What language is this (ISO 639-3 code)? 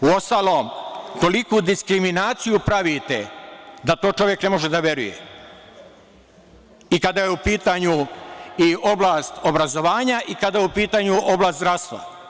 srp